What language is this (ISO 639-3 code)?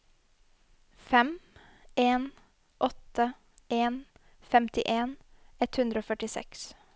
nor